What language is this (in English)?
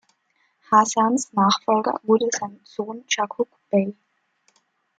German